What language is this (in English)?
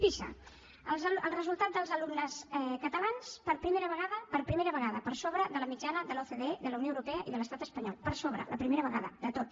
Catalan